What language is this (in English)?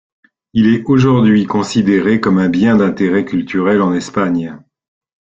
French